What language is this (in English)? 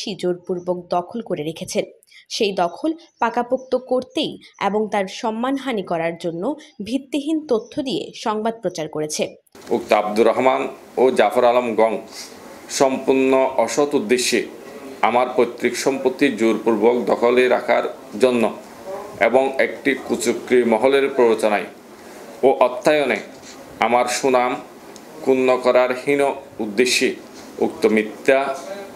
Bangla